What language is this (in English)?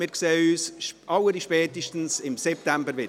Swiss German